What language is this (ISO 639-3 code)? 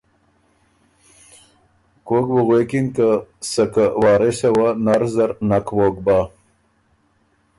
oru